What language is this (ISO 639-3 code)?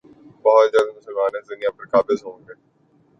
urd